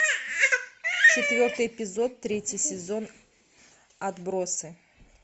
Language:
Russian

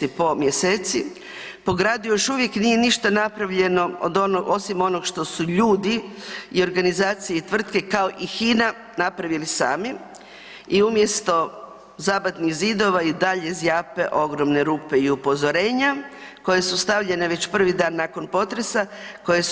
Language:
Croatian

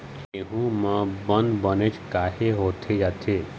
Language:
Chhattisgarhi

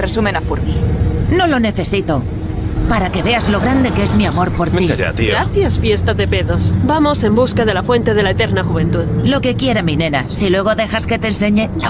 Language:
Spanish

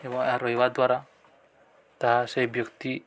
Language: Odia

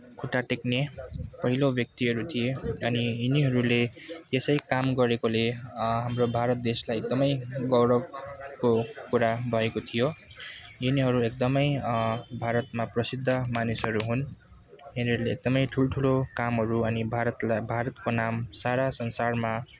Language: Nepali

